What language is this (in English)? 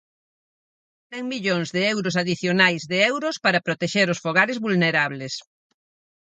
Galician